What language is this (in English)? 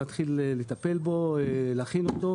Hebrew